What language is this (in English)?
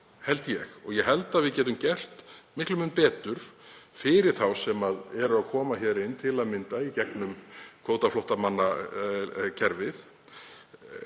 Icelandic